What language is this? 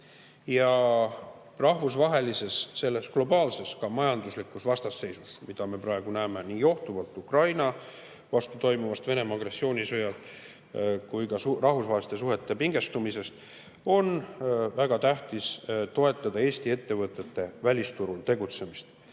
Estonian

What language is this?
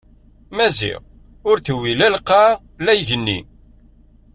Kabyle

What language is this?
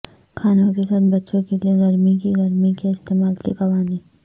Urdu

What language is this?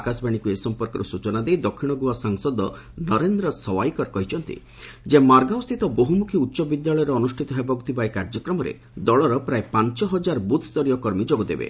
Odia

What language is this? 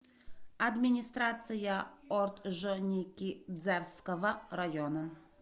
Russian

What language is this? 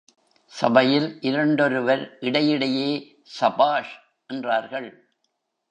Tamil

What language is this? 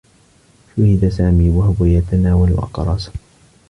Arabic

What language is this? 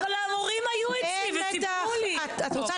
Hebrew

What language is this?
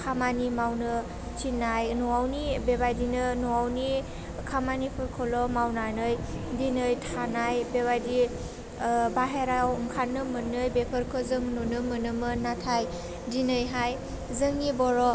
Bodo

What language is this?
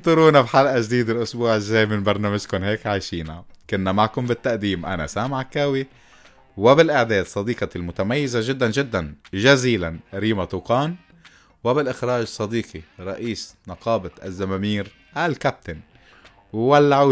Arabic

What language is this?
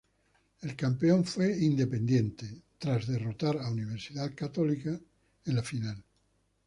Spanish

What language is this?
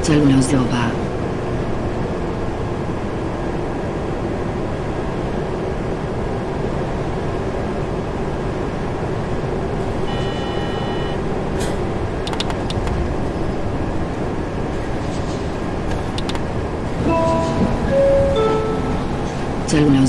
Polish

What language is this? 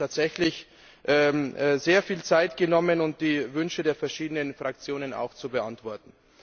German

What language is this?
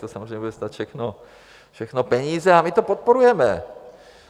Czech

